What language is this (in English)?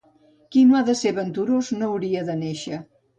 Catalan